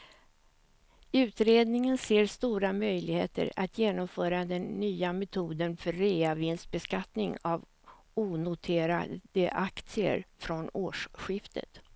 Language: Swedish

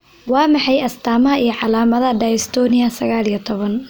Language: Somali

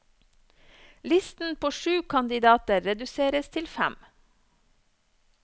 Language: Norwegian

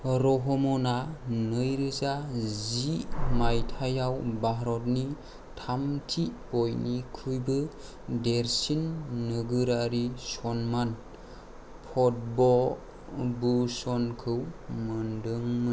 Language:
Bodo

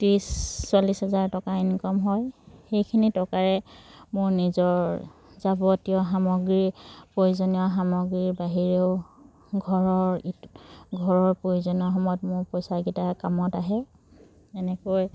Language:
Assamese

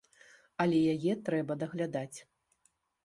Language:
Belarusian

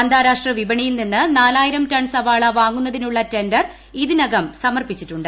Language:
Malayalam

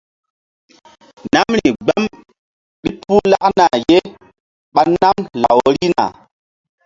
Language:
Mbum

